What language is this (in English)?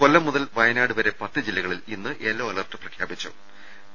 Malayalam